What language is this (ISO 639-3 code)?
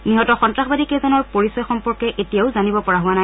asm